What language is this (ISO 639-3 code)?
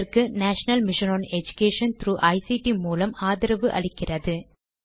tam